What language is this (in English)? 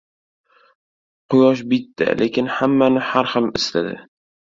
Uzbek